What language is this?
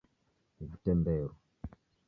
Taita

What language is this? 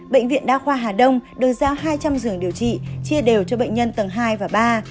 Vietnamese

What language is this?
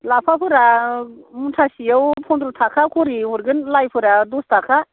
Bodo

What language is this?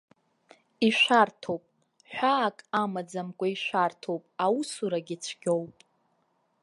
Abkhazian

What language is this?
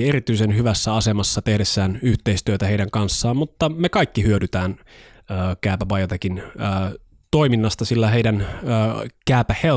Finnish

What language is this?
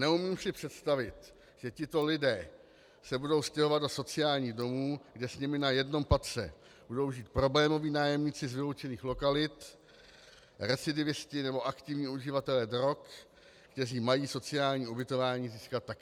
Czech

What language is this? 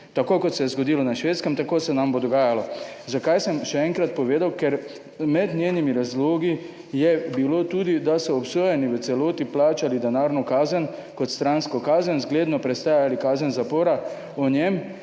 Slovenian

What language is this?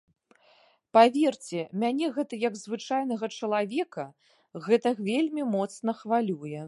Belarusian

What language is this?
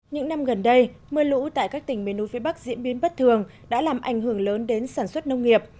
Vietnamese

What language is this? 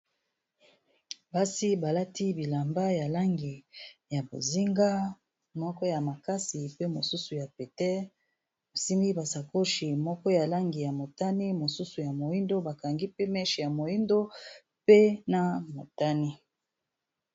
Lingala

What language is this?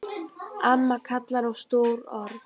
Icelandic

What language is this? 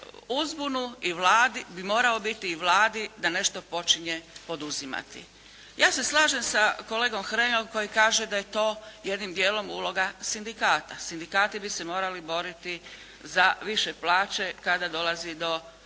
Croatian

